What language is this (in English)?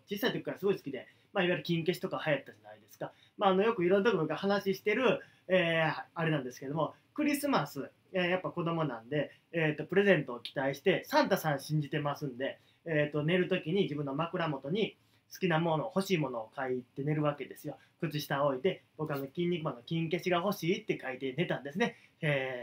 Japanese